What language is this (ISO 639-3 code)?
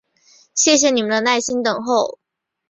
zho